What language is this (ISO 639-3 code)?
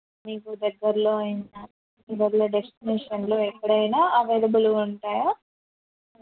tel